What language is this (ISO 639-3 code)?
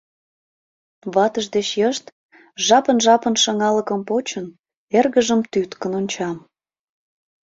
chm